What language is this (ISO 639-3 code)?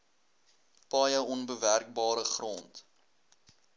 afr